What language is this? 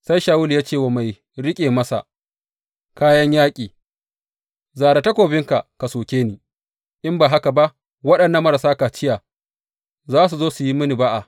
Hausa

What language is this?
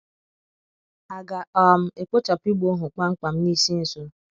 Igbo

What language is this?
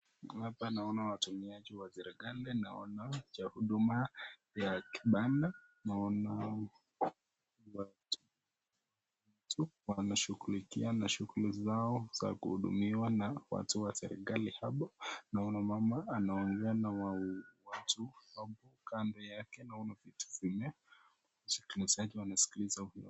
Swahili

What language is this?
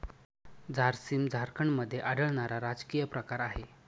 Marathi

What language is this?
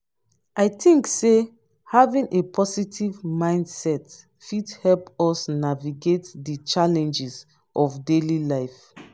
Nigerian Pidgin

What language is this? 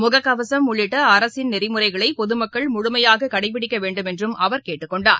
Tamil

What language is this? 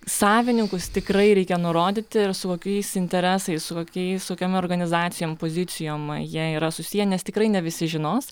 Lithuanian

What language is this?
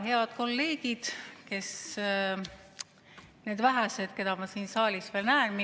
Estonian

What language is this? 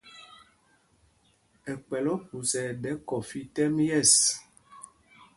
Mpumpong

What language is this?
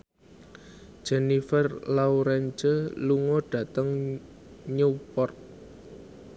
Javanese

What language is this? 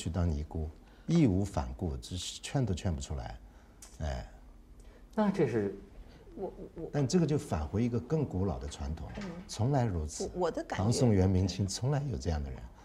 Chinese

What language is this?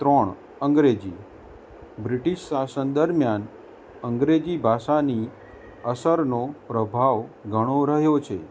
Gujarati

